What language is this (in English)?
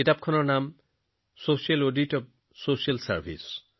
Assamese